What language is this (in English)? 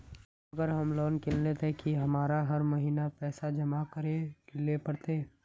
Magahi